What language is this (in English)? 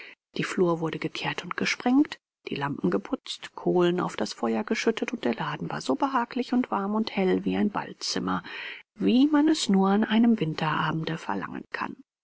German